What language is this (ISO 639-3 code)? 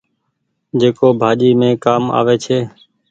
gig